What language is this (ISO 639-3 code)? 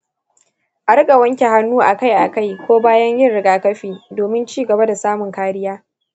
hau